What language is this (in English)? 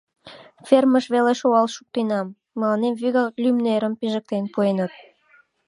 Mari